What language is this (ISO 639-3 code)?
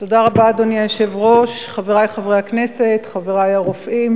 heb